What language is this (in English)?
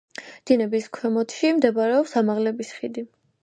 Georgian